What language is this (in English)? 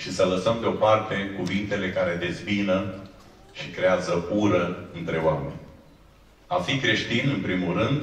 Romanian